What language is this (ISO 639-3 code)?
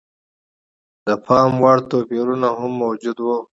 pus